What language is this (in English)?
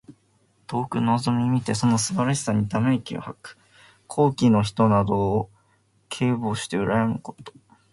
Japanese